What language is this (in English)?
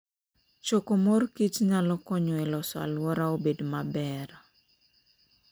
Luo (Kenya and Tanzania)